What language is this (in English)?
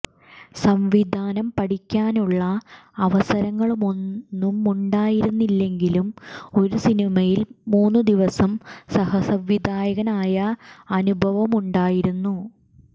Malayalam